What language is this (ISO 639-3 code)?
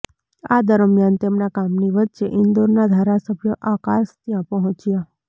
guj